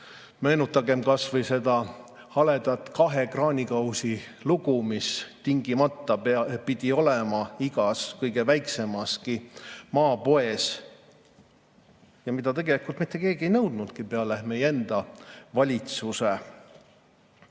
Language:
Estonian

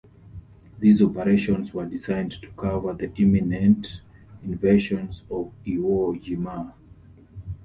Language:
English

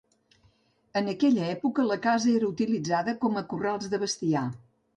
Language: Catalan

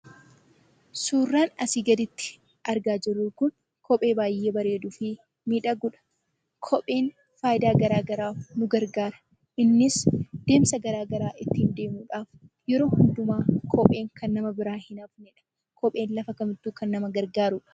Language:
Oromo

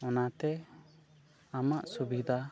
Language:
Santali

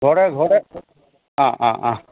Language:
Assamese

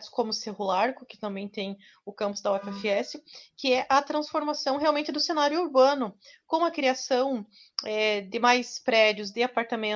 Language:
Portuguese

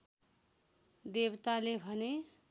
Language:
Nepali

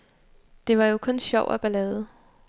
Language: Danish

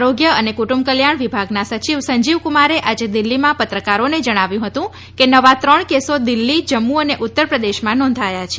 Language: Gujarati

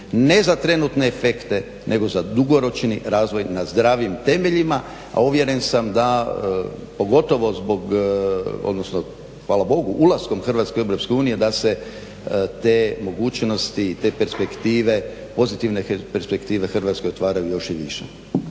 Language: Croatian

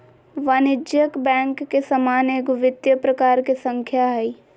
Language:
Magahi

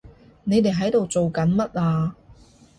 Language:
Cantonese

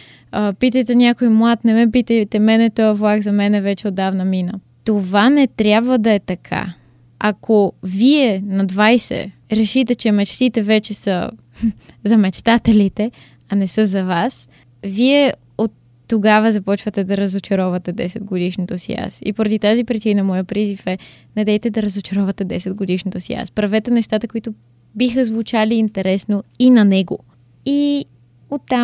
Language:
Bulgarian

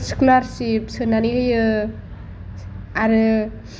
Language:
Bodo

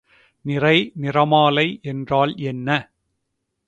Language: Tamil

